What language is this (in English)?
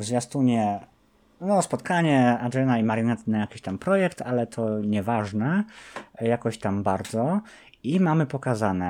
Polish